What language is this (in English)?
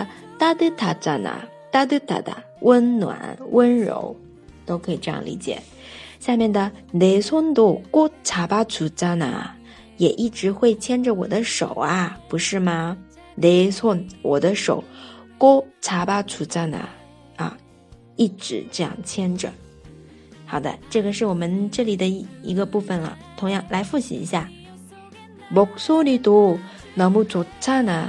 Chinese